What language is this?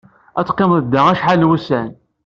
Kabyle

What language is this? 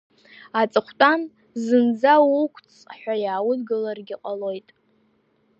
Abkhazian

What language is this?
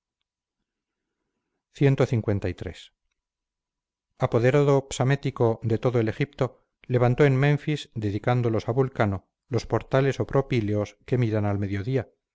Spanish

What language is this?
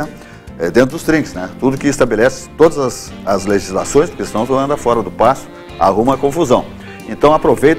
Portuguese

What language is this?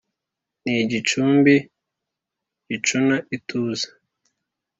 Kinyarwanda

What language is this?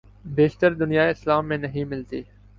Urdu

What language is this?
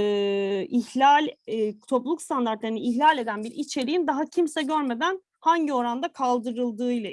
Turkish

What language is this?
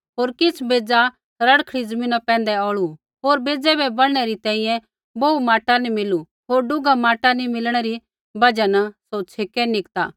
Kullu Pahari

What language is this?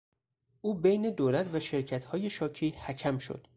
Persian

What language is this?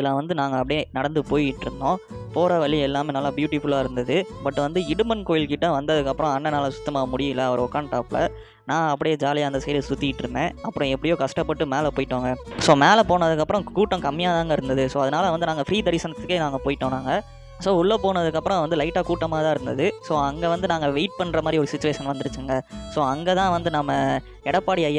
Korean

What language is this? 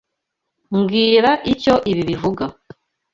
Kinyarwanda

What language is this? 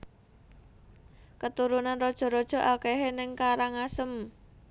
Javanese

